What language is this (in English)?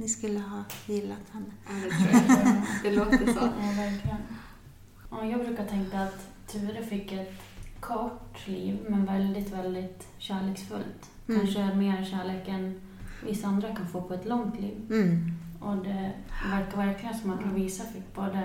Swedish